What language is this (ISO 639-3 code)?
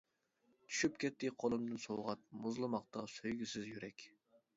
uig